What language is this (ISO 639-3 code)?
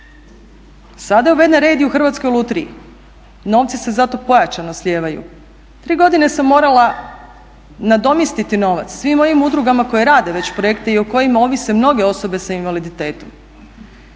hrv